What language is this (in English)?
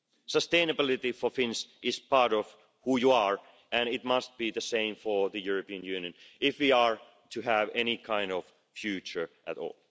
English